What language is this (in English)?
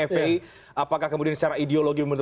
Indonesian